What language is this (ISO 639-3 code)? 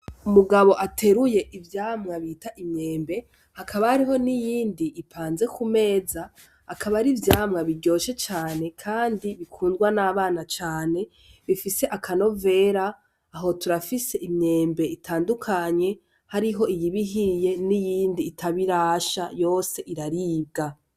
run